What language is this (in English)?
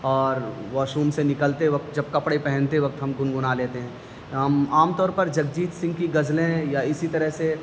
Urdu